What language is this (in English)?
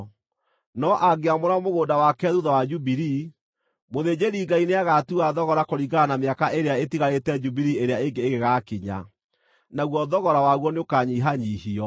Kikuyu